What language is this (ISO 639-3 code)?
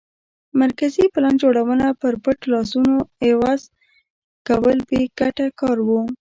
pus